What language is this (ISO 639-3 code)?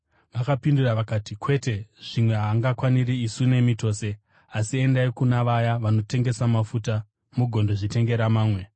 sna